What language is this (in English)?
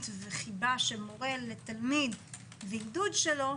Hebrew